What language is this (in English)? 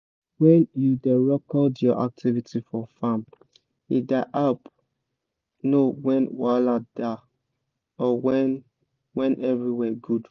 Nigerian Pidgin